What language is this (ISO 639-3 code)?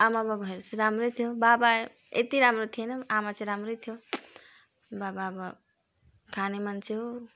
nep